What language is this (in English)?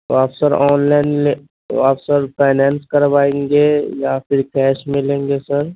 Urdu